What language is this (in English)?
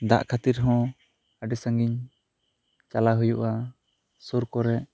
Santali